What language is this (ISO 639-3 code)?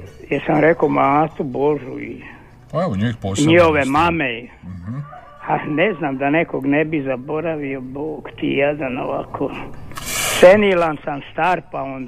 hrv